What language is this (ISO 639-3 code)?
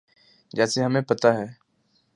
urd